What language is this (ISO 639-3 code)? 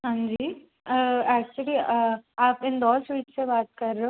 hin